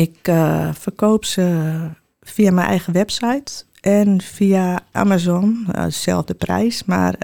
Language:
Dutch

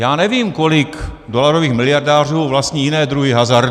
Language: Czech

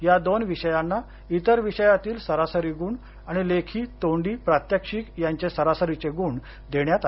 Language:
Marathi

